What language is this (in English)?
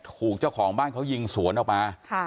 Thai